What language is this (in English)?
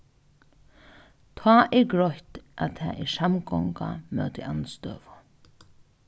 Faroese